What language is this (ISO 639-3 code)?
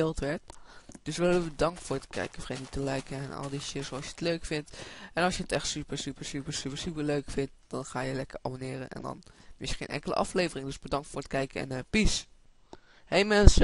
nld